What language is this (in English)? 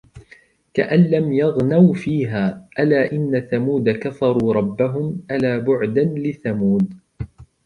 Arabic